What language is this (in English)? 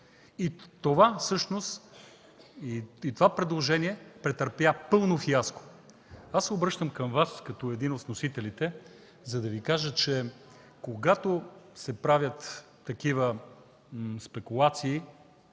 Bulgarian